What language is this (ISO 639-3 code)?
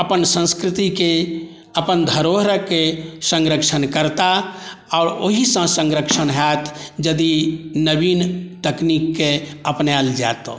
mai